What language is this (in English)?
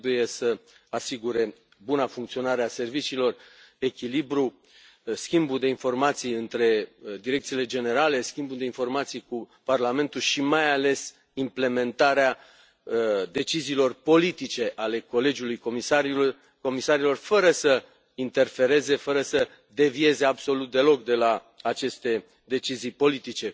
Romanian